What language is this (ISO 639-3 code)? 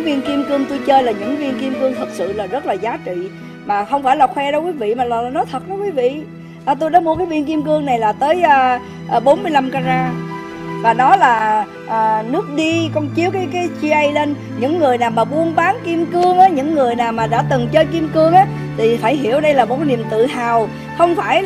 vie